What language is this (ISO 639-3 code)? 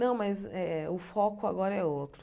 por